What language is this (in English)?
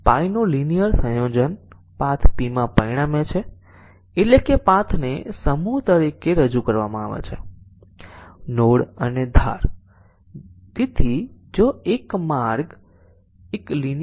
Gujarati